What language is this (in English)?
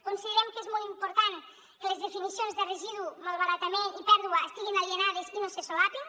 Catalan